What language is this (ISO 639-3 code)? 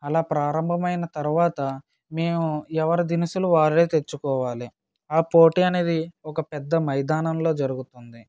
tel